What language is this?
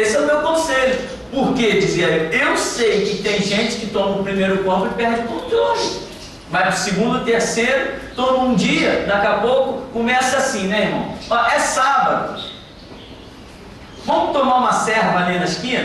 Portuguese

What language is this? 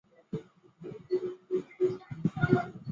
Chinese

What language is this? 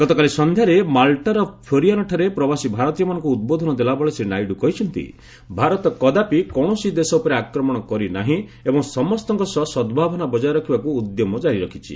Odia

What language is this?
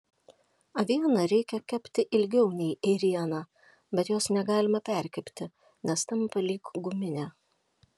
Lithuanian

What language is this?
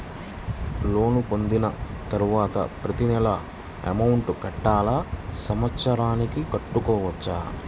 Telugu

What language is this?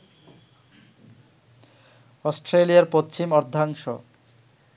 Bangla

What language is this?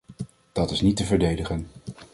Dutch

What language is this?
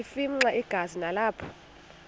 Xhosa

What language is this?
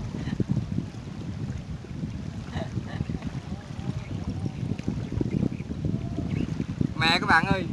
Vietnamese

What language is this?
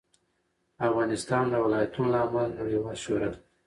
Pashto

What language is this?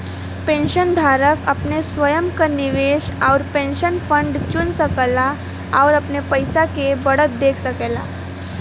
Bhojpuri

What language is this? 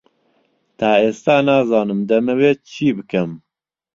Central Kurdish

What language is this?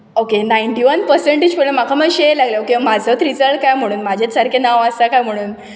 Konkani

